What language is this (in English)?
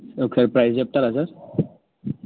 Telugu